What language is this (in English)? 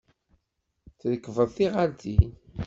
Kabyle